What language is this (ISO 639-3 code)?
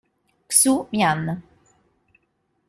ita